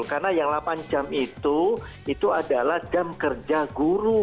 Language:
Indonesian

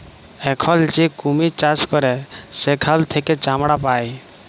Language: Bangla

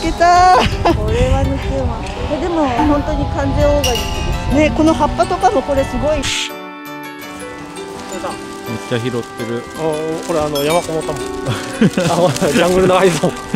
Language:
Japanese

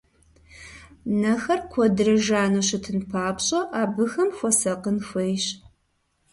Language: Kabardian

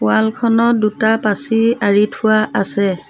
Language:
Assamese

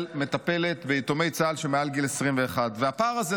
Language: Hebrew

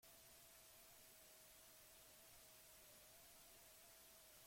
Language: Basque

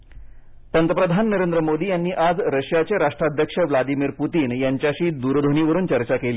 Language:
Marathi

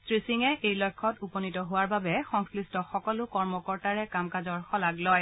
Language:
Assamese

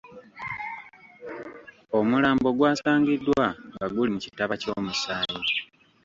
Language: Ganda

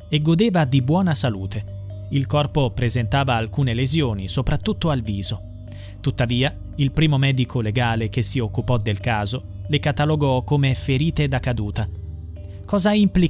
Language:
Italian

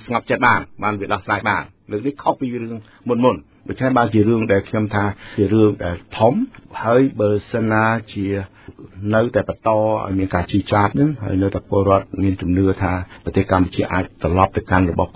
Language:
Thai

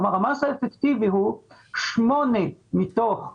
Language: Hebrew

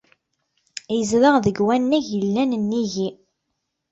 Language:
Kabyle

